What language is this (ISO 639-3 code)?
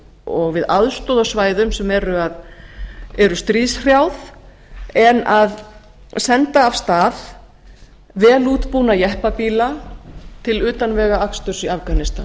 isl